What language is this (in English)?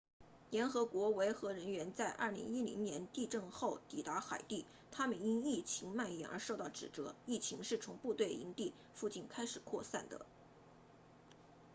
Chinese